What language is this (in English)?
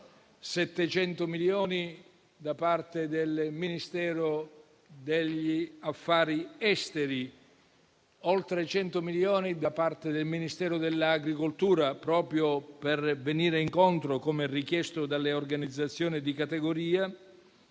Italian